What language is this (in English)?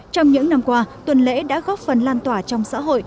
Vietnamese